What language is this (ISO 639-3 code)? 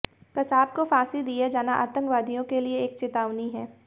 hin